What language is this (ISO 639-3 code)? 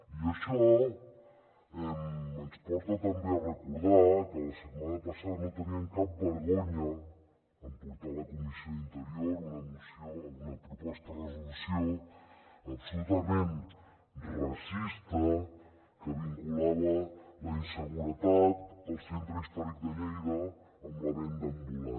cat